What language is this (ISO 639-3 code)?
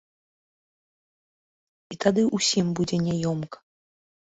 bel